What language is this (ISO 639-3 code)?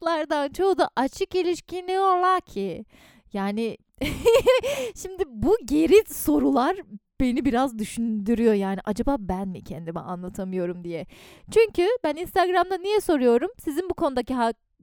tur